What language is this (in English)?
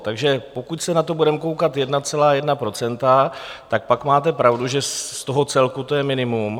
Czech